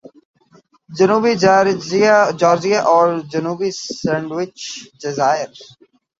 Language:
Urdu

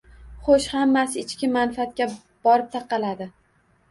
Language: Uzbek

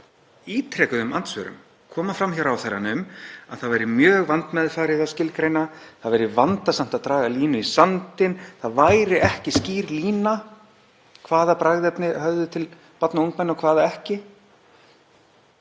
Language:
Icelandic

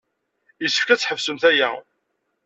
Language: Kabyle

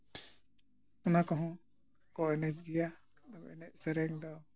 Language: Santali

